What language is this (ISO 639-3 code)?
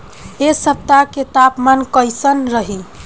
bho